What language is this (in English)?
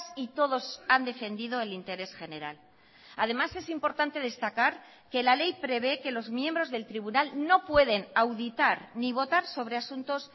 Spanish